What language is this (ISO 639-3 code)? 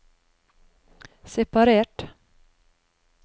nor